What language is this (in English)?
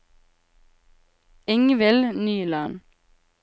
Norwegian